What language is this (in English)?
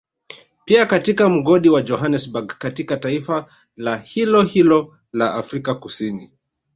Swahili